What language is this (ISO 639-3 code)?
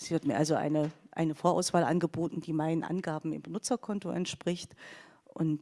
deu